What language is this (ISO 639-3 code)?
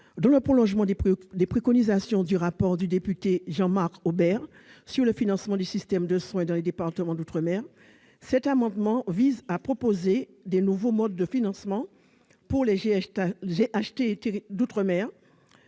fra